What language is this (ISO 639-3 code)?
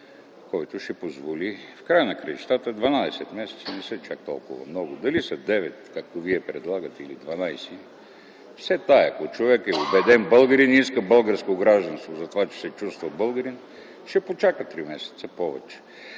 bul